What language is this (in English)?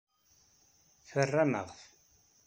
Kabyle